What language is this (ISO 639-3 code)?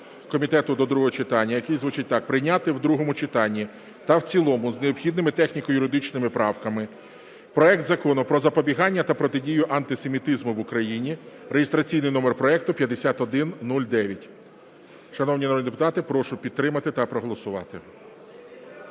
ukr